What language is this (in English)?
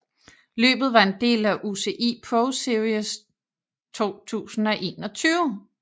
Danish